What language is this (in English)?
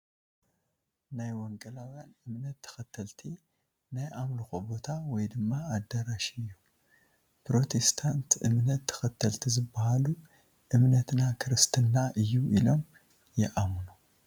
Tigrinya